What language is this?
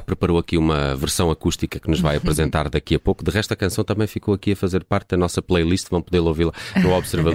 Portuguese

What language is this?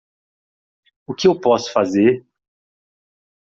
Portuguese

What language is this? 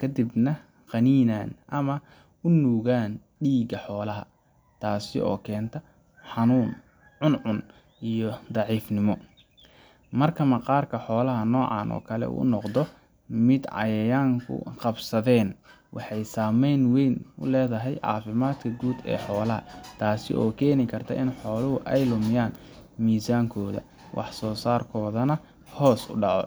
Somali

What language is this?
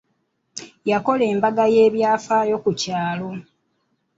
Ganda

